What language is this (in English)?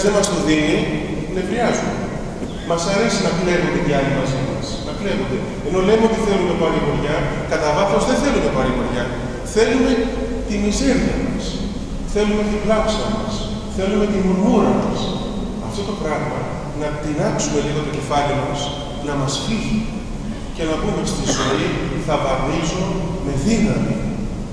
Greek